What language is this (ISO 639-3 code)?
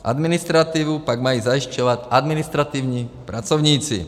ces